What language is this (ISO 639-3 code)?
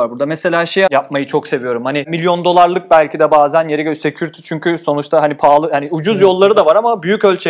tur